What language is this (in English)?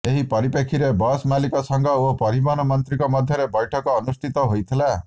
Odia